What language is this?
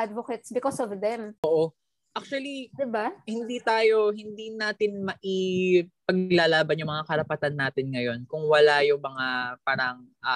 Filipino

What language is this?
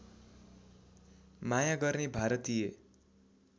Nepali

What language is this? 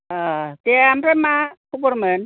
Bodo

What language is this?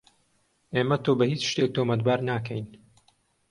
Central Kurdish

